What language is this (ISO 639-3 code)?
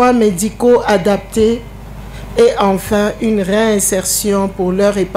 fra